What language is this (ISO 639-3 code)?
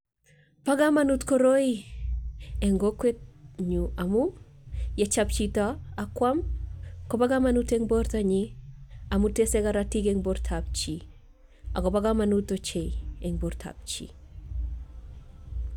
kln